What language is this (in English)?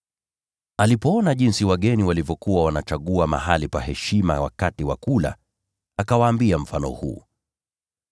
Swahili